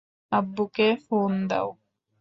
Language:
Bangla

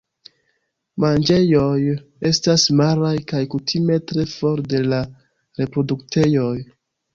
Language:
Esperanto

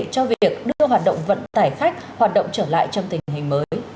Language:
Vietnamese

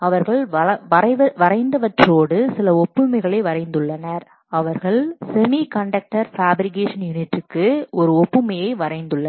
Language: Tamil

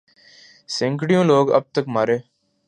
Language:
Urdu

